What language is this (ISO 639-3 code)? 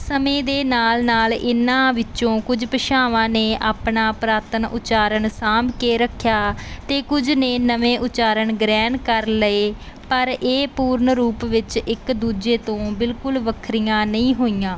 pan